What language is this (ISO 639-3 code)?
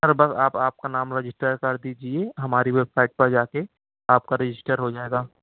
urd